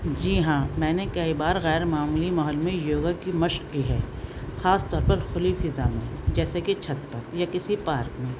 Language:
Urdu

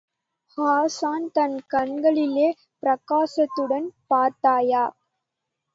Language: Tamil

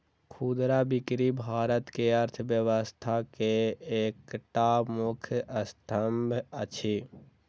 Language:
Maithili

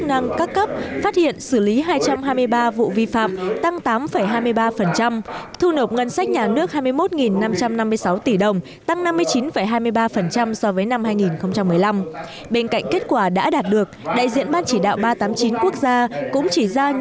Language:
Vietnamese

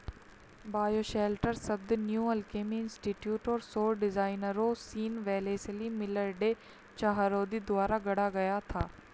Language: Hindi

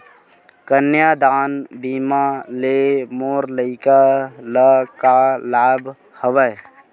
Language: Chhattisgarhi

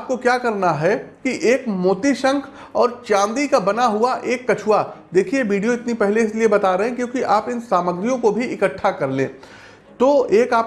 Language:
Hindi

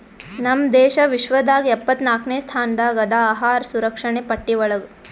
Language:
Kannada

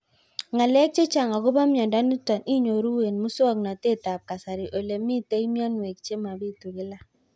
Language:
Kalenjin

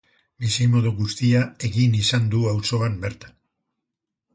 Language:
Basque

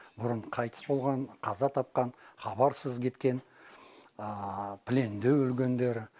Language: Kazakh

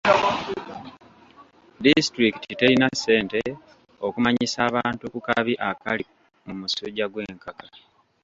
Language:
Ganda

